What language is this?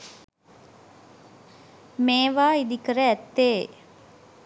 Sinhala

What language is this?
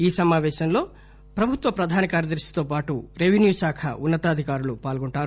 Telugu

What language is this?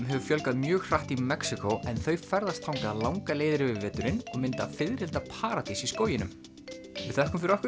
Icelandic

